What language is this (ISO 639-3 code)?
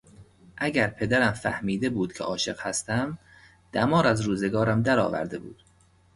fas